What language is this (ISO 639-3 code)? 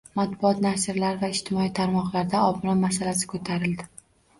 uzb